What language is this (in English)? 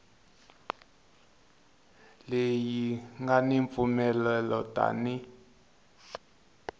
Tsonga